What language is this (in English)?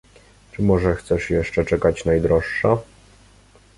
Polish